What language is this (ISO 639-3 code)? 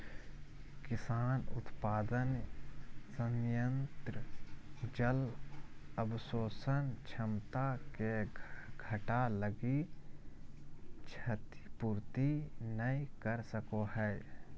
mag